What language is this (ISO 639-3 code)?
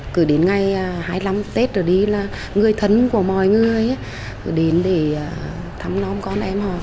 vie